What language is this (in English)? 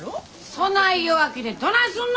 Japanese